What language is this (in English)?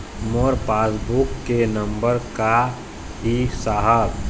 Chhattisgarhi